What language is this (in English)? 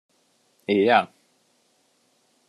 Hungarian